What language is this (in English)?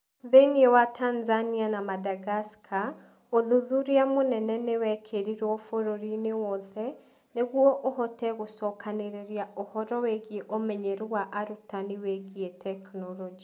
Kikuyu